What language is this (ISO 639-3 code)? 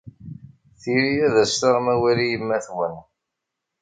kab